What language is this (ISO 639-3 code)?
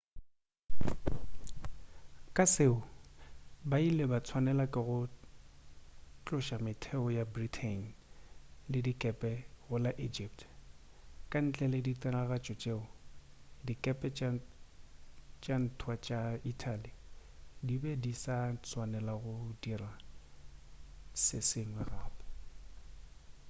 nso